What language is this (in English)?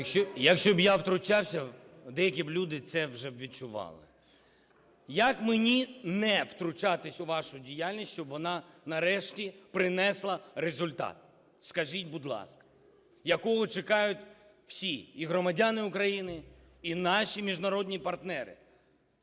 Ukrainian